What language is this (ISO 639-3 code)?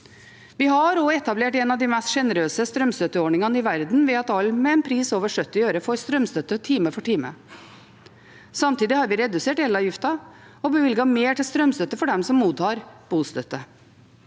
nor